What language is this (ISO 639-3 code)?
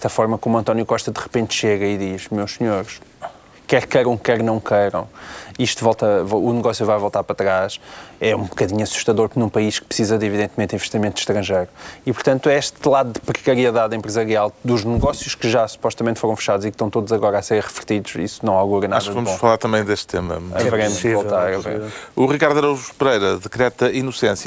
por